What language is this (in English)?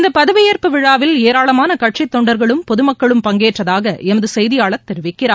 Tamil